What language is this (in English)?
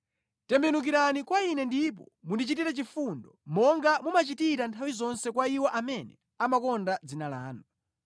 Nyanja